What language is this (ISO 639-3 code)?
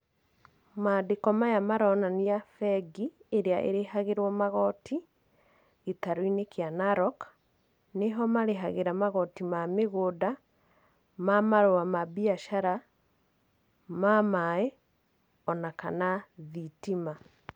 kik